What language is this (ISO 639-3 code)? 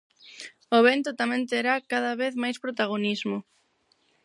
glg